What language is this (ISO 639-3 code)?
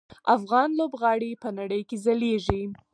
pus